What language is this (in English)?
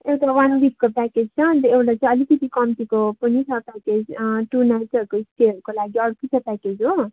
Nepali